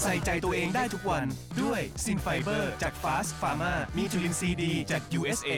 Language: Thai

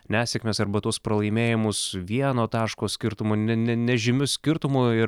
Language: Lithuanian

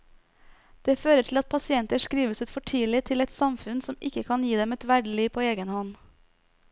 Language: Norwegian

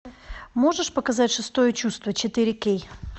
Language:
Russian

